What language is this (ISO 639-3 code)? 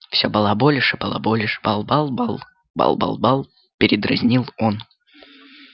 rus